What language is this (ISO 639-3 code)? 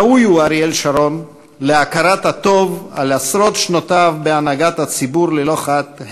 heb